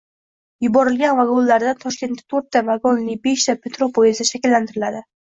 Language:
Uzbek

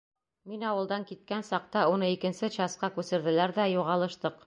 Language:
Bashkir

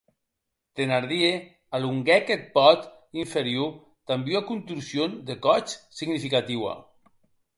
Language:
Occitan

